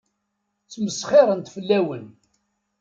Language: Kabyle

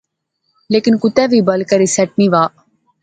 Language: Pahari-Potwari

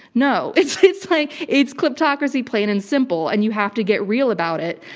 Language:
English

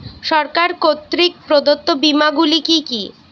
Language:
Bangla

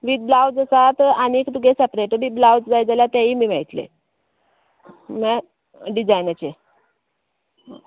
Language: Konkani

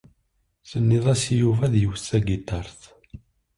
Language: Kabyle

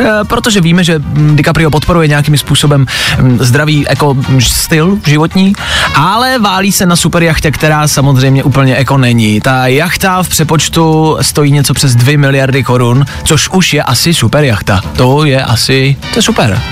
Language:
Czech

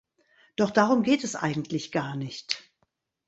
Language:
German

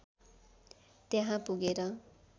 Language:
Nepali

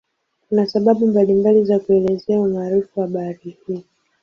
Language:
Swahili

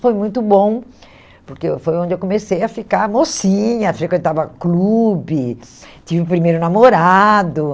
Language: Portuguese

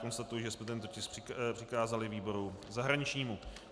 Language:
Czech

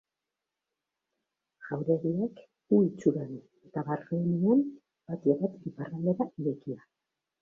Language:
Basque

